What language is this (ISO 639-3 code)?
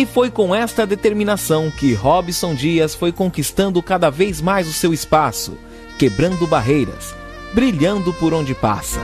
por